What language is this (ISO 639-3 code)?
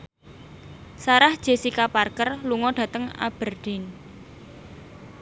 jav